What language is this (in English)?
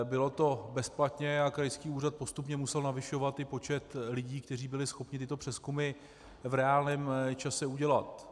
Czech